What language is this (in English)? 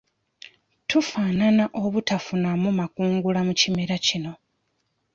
Ganda